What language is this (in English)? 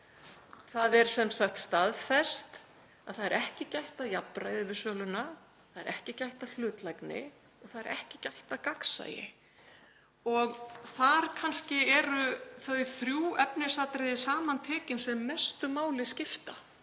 Icelandic